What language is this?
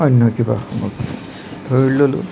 Assamese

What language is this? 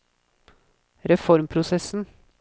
Norwegian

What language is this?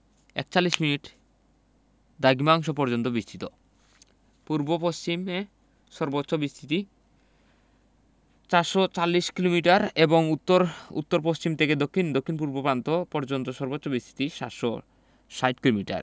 Bangla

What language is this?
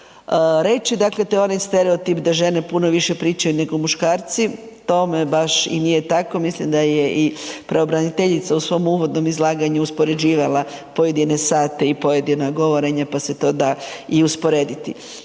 Croatian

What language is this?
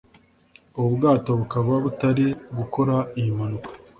Kinyarwanda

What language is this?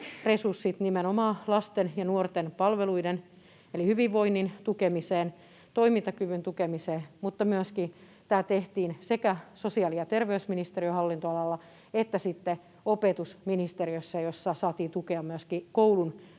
Finnish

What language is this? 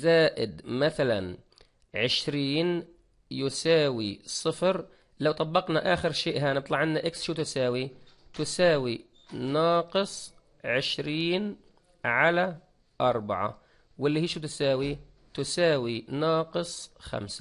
Arabic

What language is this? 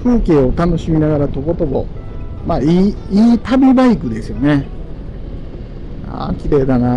Japanese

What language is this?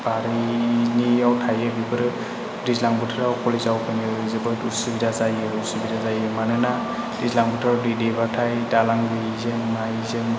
Bodo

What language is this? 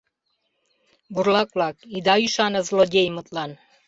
Mari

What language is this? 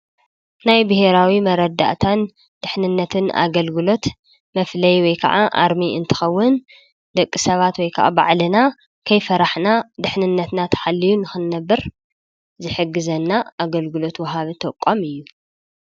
Tigrinya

